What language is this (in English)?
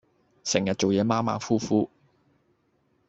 Cantonese